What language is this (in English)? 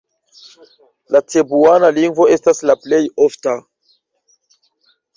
Esperanto